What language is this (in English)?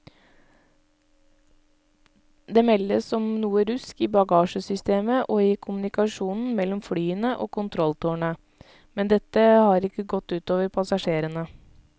Norwegian